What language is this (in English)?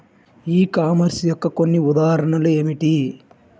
Telugu